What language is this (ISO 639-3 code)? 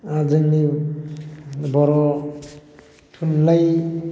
brx